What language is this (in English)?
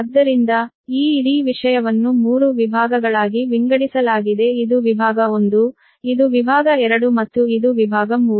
Kannada